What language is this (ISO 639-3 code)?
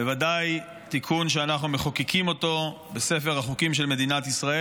heb